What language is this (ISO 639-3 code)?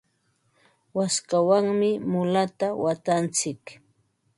qva